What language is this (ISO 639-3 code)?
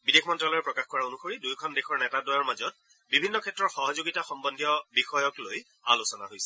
asm